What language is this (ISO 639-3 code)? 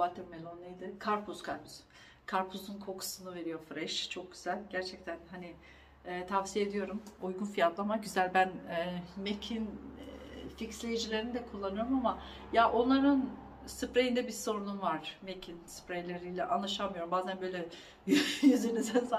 tur